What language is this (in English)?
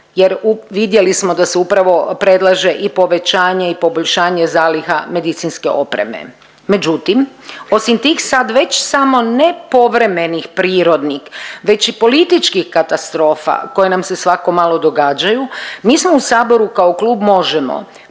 Croatian